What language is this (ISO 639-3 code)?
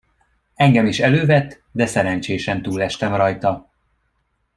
hun